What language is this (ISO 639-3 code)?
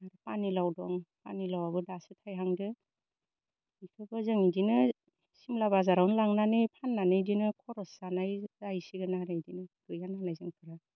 brx